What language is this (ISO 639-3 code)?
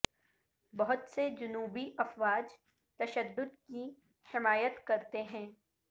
urd